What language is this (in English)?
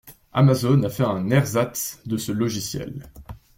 French